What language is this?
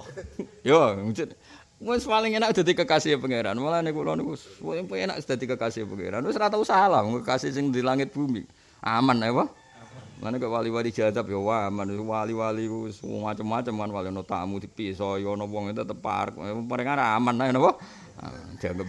Indonesian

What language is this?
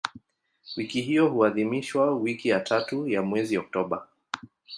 Swahili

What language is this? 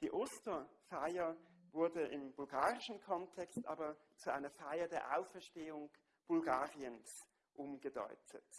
German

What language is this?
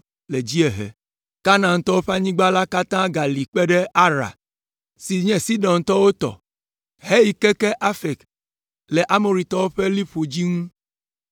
Ewe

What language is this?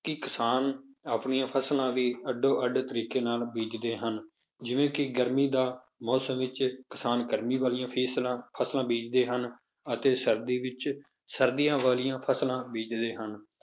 Punjabi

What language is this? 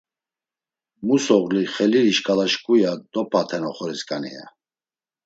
Laz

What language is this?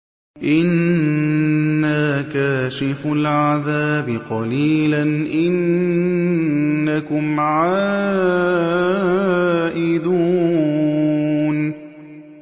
Arabic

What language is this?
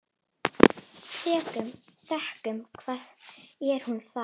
Icelandic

